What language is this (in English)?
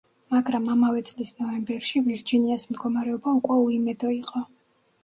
Georgian